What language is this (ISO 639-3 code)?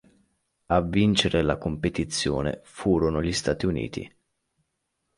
ita